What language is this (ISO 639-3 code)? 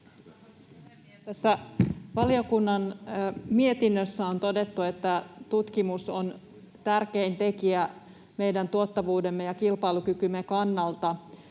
fin